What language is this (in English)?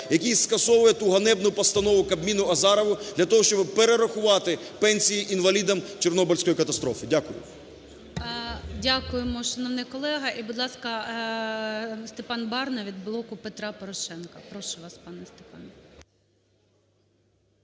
Ukrainian